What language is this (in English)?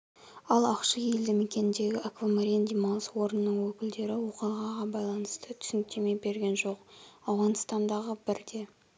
Kazakh